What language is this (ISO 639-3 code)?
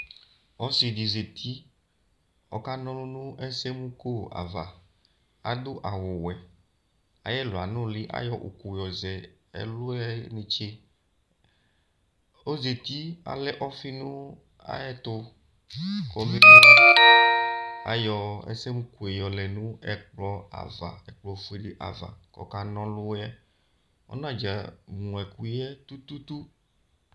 kpo